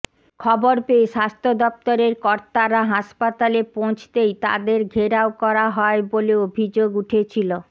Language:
Bangla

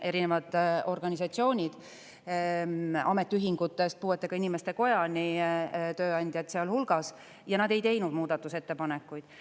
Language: Estonian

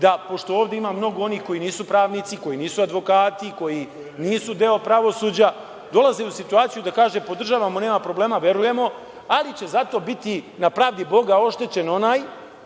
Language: Serbian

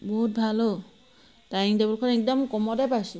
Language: Assamese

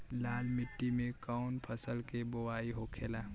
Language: Bhojpuri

